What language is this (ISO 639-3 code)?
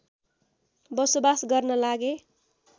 nep